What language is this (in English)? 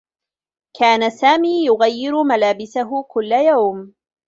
Arabic